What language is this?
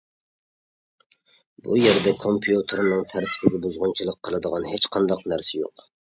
Uyghur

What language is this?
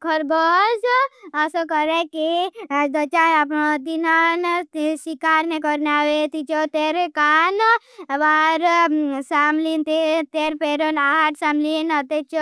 Bhili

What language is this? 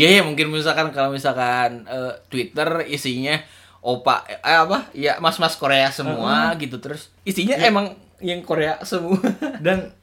Indonesian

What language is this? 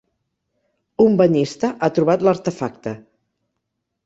Catalan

